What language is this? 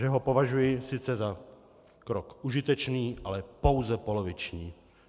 Czech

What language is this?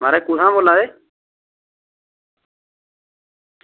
Dogri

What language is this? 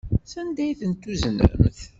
Kabyle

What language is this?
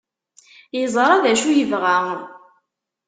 Kabyle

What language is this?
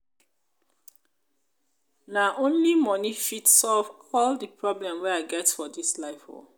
Nigerian Pidgin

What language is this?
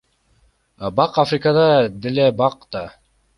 Kyrgyz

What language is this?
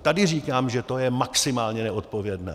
Czech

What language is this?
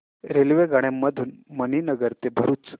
Marathi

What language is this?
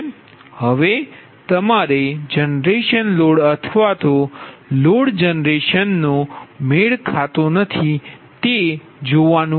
Gujarati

